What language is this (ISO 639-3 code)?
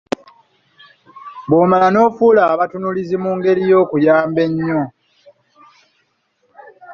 lug